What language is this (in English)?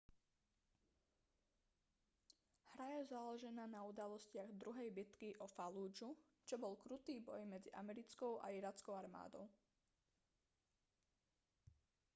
Slovak